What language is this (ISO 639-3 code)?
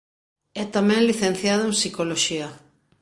glg